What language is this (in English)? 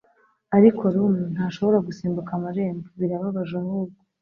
Kinyarwanda